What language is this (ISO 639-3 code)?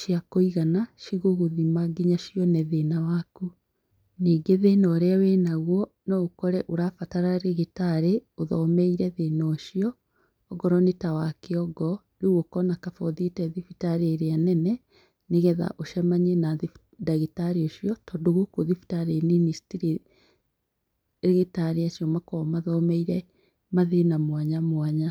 kik